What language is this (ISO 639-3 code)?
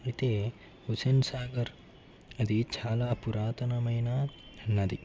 tel